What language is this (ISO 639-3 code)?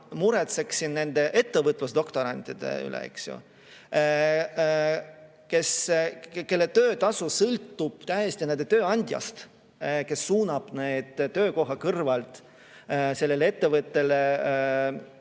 est